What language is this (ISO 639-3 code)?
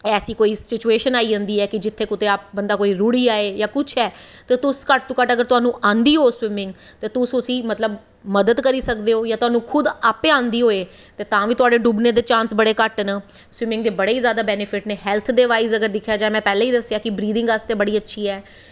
doi